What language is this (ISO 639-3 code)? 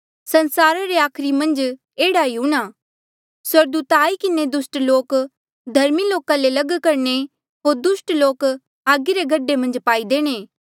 mjl